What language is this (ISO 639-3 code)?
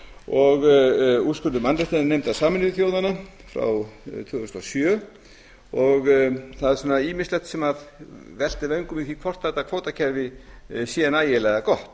isl